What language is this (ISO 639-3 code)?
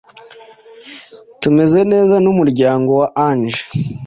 kin